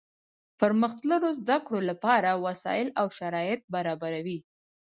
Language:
Pashto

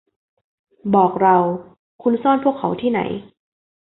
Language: Thai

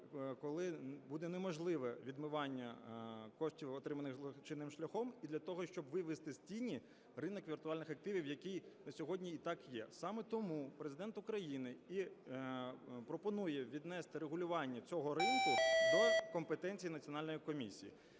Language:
Ukrainian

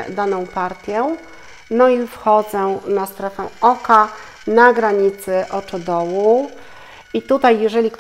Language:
Polish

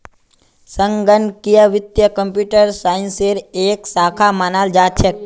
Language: Magahi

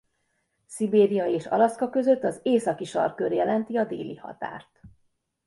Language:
Hungarian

